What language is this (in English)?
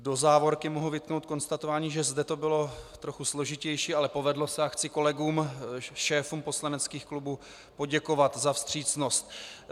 Czech